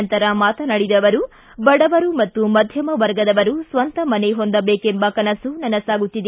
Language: Kannada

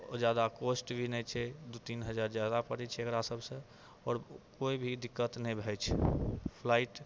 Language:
Maithili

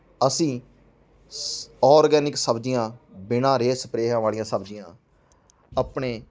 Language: Punjabi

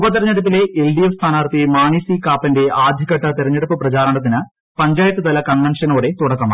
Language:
Malayalam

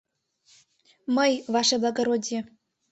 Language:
Mari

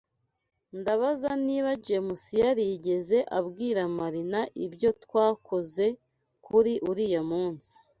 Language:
Kinyarwanda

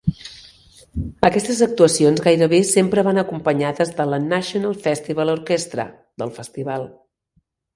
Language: Catalan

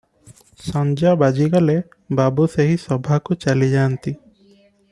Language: Odia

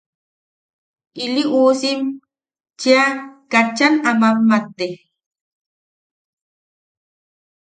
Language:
Yaqui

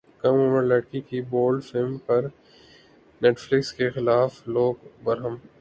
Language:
Urdu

